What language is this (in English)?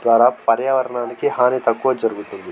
Telugu